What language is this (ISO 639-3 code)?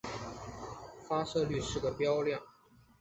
zho